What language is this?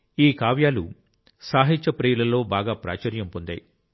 Telugu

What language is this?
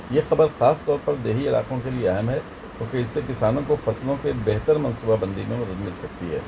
Urdu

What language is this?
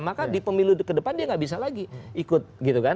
Indonesian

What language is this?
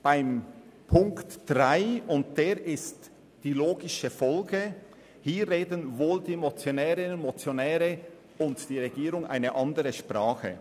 Swiss German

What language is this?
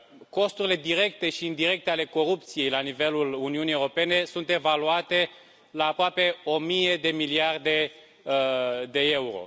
Romanian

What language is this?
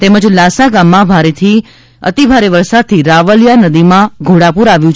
Gujarati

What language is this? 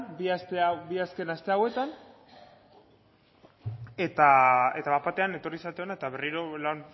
Basque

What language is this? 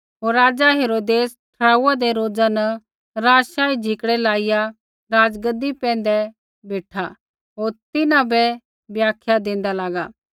Kullu Pahari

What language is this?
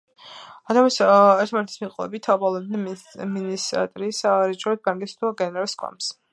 Georgian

